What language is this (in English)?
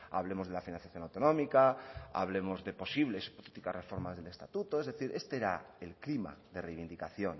Spanish